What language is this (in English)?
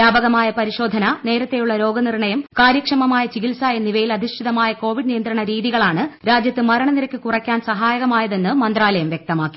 Malayalam